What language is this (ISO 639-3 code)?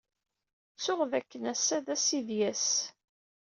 kab